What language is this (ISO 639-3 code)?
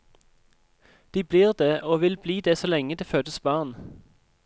nor